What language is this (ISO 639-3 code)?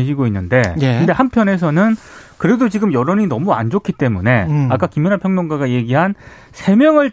kor